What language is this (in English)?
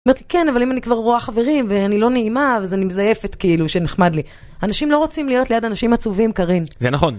Hebrew